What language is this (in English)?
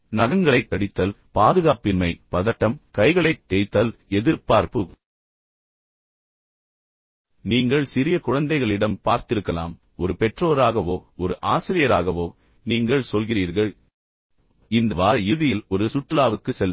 Tamil